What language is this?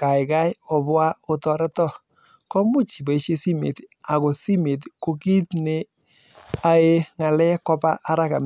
Kalenjin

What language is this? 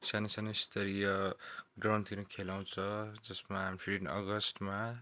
Nepali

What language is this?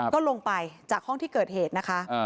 Thai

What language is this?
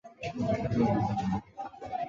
Chinese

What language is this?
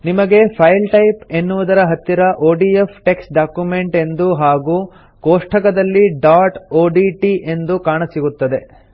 Kannada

